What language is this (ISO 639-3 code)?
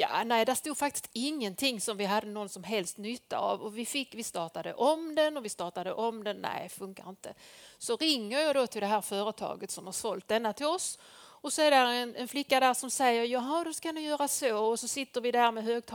swe